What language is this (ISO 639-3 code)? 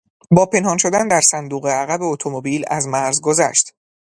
fas